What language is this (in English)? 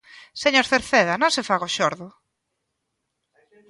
Galician